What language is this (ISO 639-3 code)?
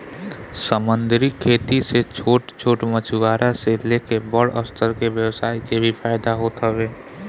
bho